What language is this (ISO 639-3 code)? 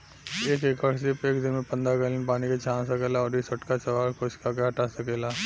bho